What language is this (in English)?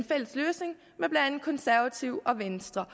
Danish